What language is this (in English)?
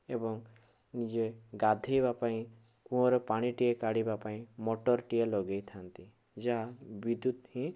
Odia